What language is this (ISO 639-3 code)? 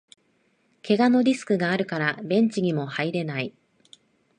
jpn